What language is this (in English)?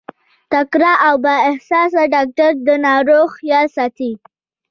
Pashto